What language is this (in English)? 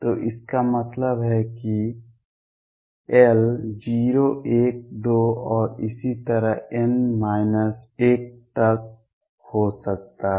Hindi